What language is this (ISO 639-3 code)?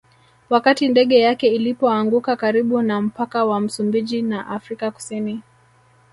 swa